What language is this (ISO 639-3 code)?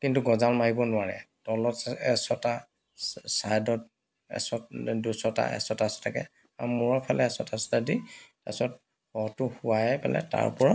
asm